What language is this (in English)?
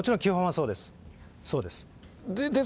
Japanese